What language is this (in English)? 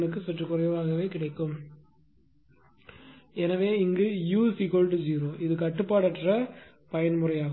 Tamil